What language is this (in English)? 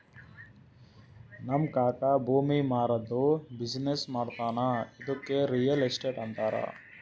Kannada